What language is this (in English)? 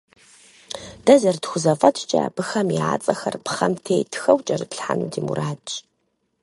Kabardian